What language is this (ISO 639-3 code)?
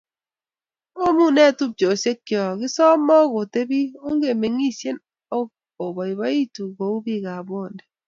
kln